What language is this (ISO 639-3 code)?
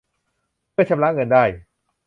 tha